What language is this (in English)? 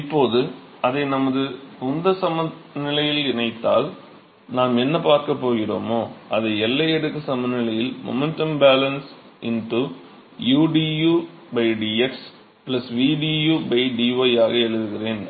Tamil